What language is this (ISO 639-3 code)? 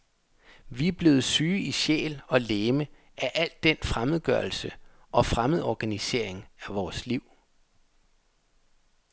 dan